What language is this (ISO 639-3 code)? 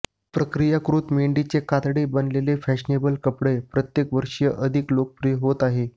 mar